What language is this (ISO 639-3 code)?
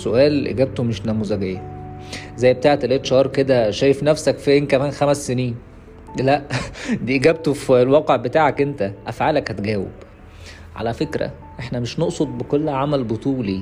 ara